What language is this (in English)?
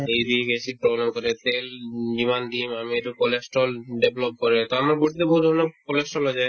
Assamese